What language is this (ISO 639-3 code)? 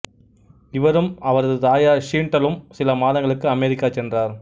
tam